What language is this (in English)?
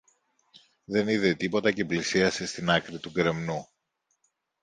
Greek